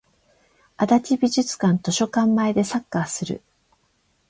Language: Japanese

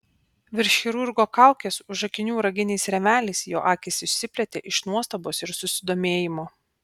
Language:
Lithuanian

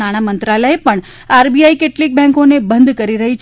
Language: Gujarati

